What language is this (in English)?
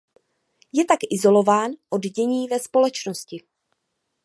Czech